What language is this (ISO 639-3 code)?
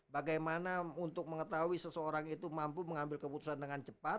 ind